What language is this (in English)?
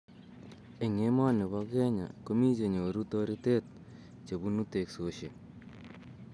Kalenjin